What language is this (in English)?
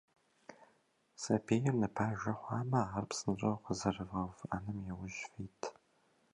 Kabardian